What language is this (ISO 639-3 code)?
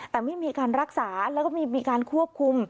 tha